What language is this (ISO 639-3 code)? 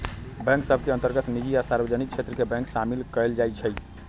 mag